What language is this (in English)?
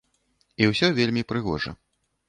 Belarusian